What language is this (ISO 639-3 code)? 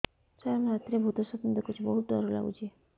ori